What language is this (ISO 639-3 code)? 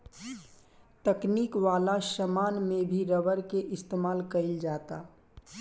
bho